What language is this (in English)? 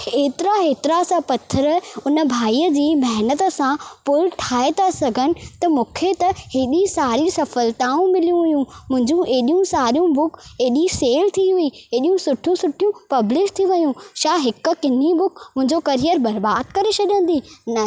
Sindhi